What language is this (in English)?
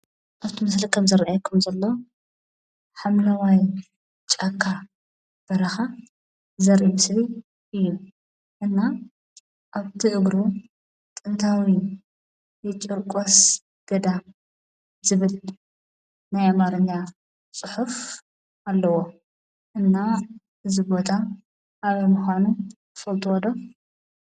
Tigrinya